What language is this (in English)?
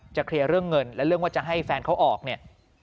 Thai